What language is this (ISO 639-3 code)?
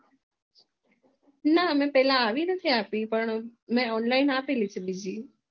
guj